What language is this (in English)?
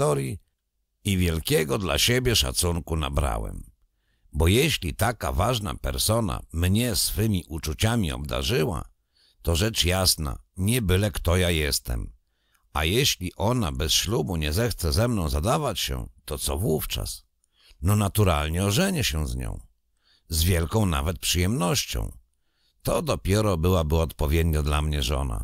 Polish